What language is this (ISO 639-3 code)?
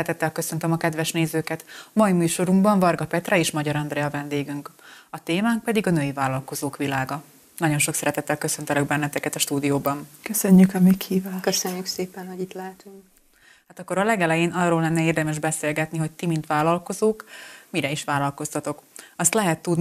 hun